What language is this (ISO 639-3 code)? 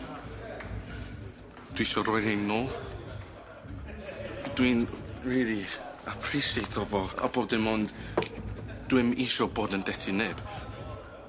cym